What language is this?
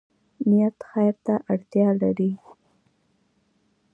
Pashto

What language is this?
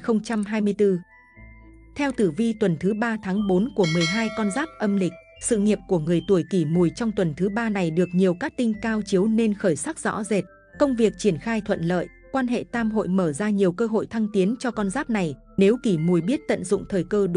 Vietnamese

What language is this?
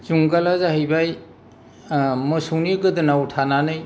Bodo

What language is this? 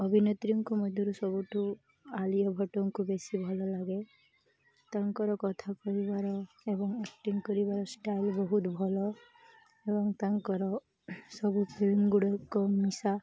Odia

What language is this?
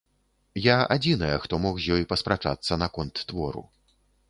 Belarusian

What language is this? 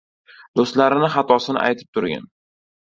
Uzbek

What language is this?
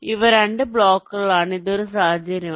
Malayalam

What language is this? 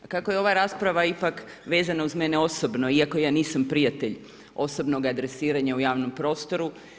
Croatian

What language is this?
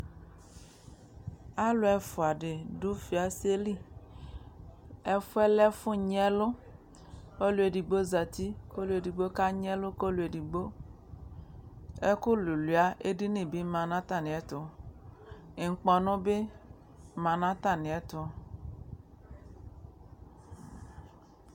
Ikposo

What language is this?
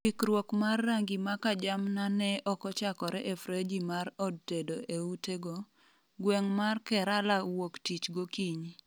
Luo (Kenya and Tanzania)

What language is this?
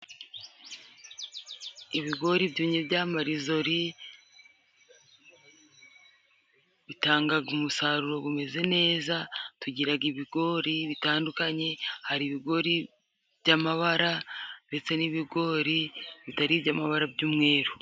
Kinyarwanda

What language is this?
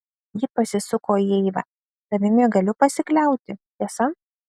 Lithuanian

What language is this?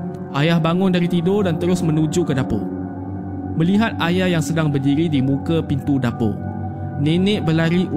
Malay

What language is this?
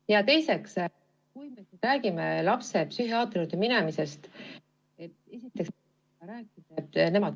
Estonian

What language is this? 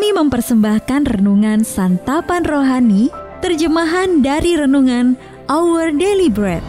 Indonesian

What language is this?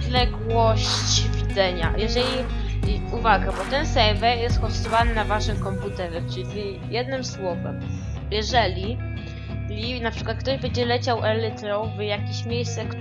Polish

